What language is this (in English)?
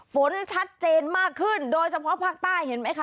Thai